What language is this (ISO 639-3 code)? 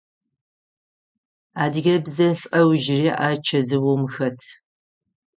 ady